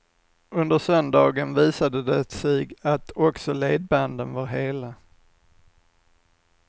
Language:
Swedish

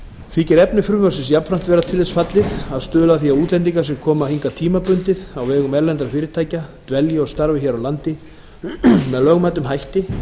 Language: Icelandic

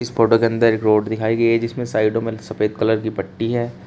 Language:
Hindi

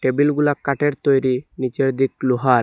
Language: Bangla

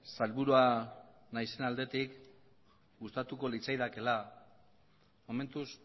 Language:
Basque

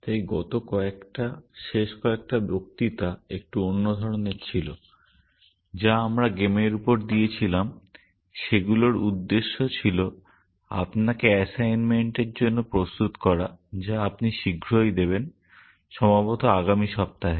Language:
Bangla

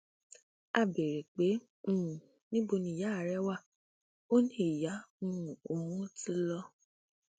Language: Yoruba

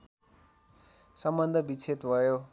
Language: Nepali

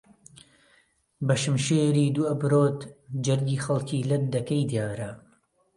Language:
Central Kurdish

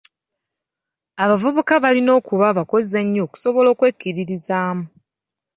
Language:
Ganda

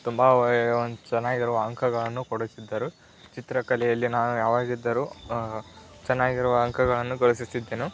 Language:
Kannada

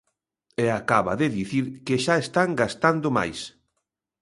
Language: Galician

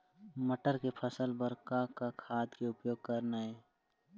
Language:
Chhattisgarhi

